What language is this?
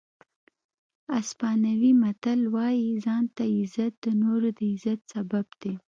Pashto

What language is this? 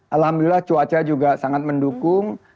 Indonesian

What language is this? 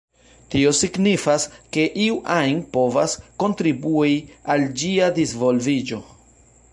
Esperanto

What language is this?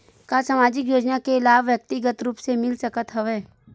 Chhattisgarhi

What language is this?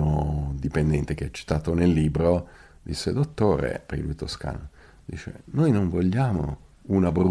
Italian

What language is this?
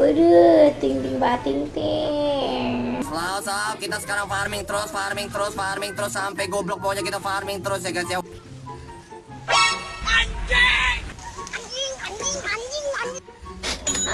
Indonesian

